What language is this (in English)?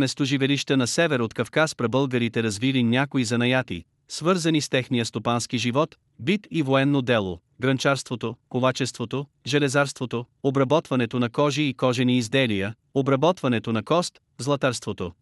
Bulgarian